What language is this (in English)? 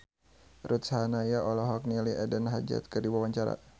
Sundanese